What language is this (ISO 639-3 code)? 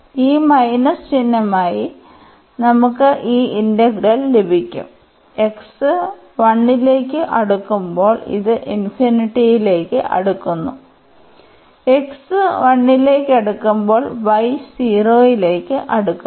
mal